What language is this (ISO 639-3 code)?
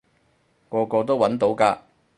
yue